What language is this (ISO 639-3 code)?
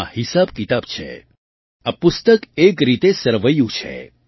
guj